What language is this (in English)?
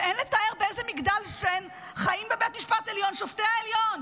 Hebrew